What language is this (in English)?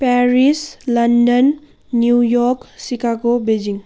Nepali